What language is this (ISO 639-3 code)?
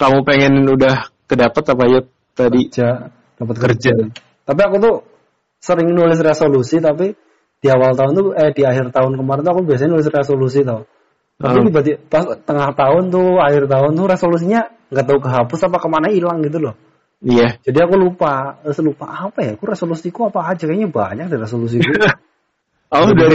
ind